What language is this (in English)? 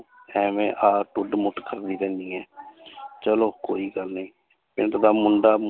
Punjabi